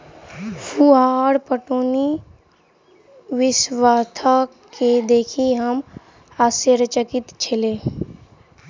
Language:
Maithili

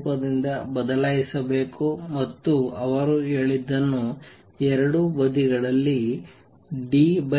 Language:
Kannada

